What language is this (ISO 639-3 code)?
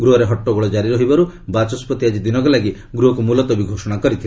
ori